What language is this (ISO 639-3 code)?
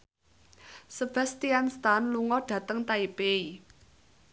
jav